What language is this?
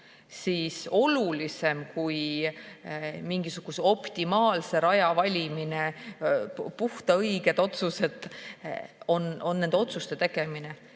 Estonian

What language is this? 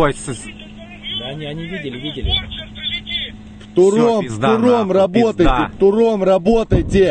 Russian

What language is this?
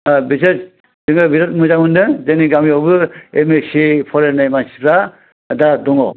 Bodo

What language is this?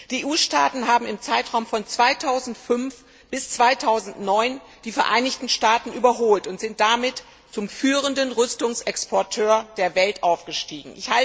German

